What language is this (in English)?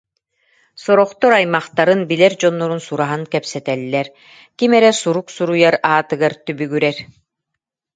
Yakut